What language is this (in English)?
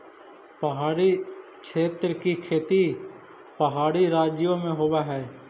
Magahi